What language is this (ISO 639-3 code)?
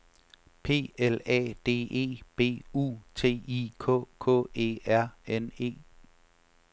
dan